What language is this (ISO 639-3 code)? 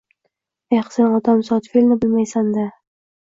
uzb